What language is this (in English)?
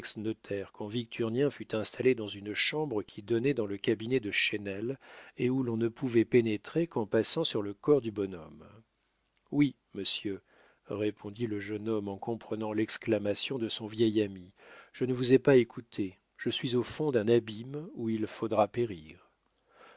French